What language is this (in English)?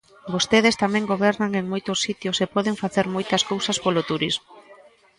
Galician